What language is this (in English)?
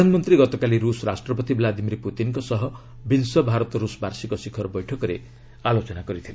Odia